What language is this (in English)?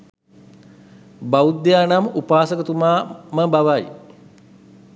Sinhala